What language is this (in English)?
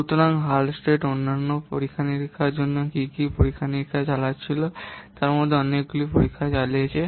Bangla